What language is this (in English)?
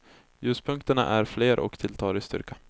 Swedish